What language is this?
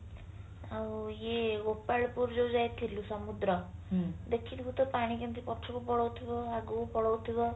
Odia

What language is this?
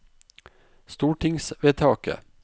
Norwegian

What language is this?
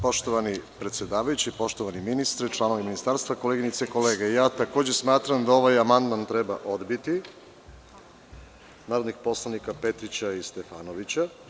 Serbian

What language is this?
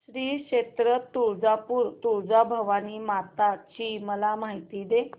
Marathi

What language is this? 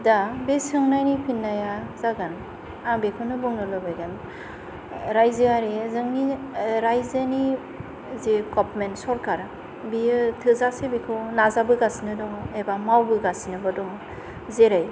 Bodo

